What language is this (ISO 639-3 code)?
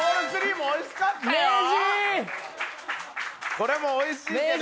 jpn